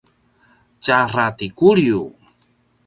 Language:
Paiwan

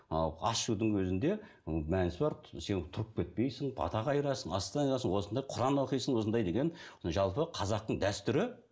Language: Kazakh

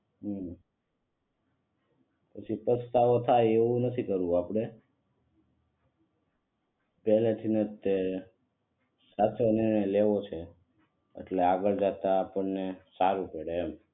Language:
Gujarati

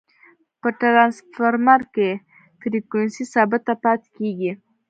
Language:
Pashto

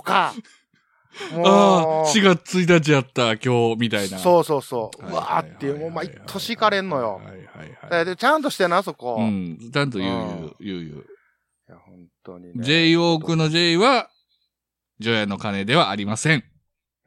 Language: Japanese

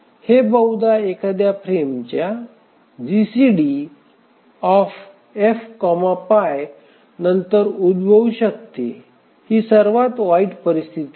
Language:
Marathi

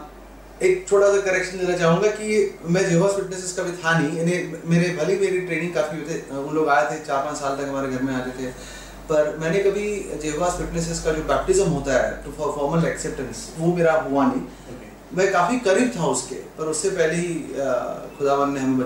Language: Hindi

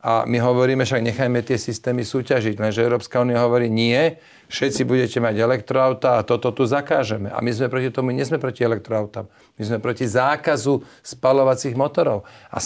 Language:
Slovak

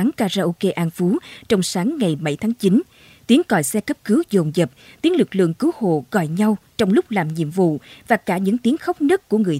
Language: Vietnamese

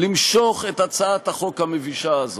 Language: Hebrew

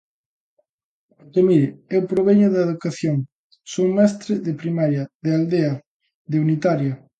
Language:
Galician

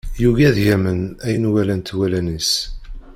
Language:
Kabyle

